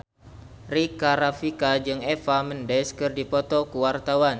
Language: Sundanese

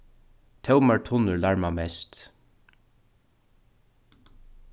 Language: Faroese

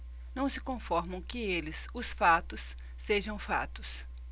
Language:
Portuguese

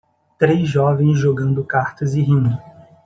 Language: Portuguese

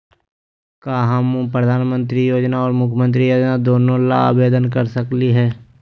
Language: Magahi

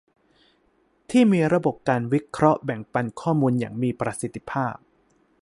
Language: Thai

